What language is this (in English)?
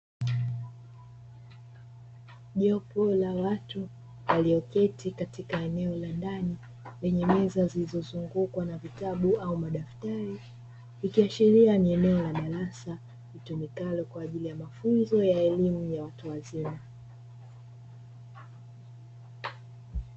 Swahili